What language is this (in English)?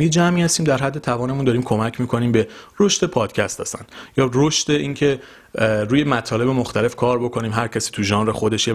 Persian